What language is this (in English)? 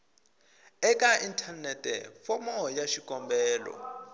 Tsonga